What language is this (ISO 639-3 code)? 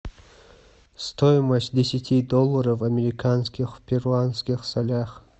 rus